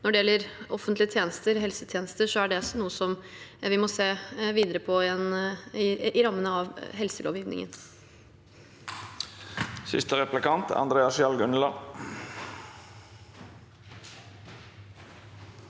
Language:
Norwegian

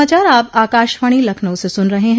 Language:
Hindi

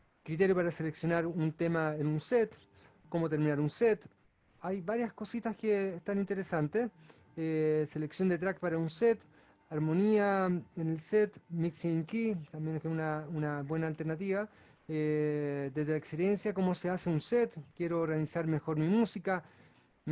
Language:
Spanish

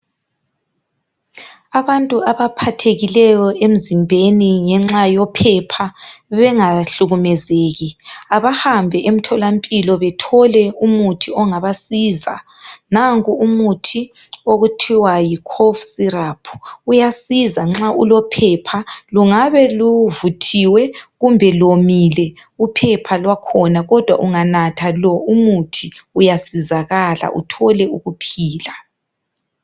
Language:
North Ndebele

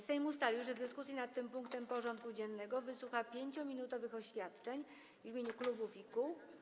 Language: Polish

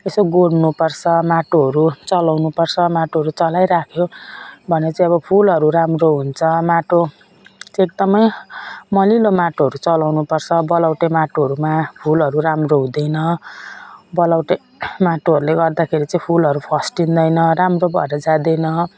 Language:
Nepali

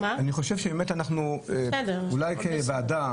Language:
Hebrew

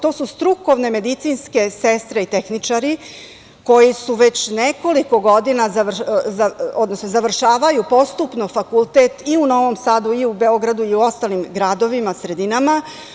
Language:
Serbian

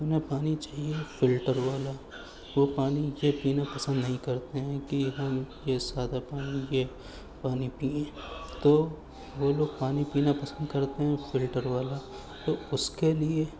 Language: Urdu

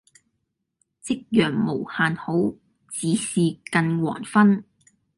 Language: Cantonese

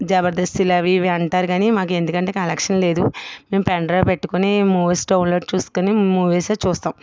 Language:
Telugu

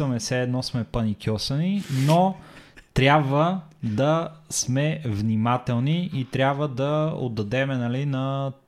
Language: Bulgarian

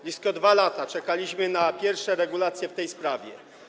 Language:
Polish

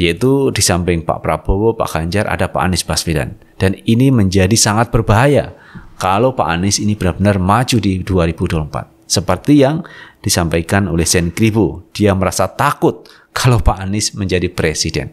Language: Indonesian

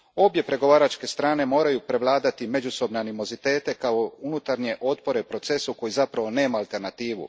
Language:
Croatian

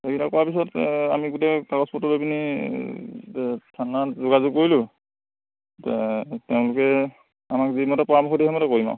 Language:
Assamese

